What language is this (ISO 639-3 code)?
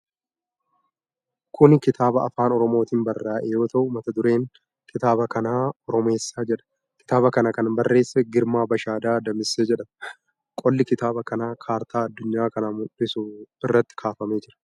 orm